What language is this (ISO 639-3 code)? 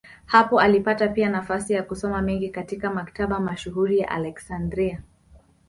swa